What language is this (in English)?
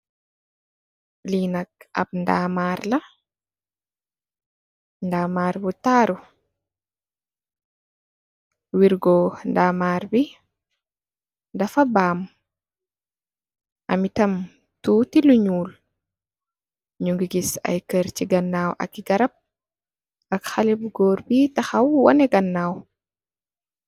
Wolof